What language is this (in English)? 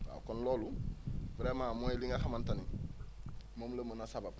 Wolof